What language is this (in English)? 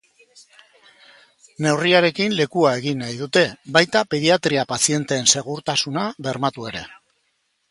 Basque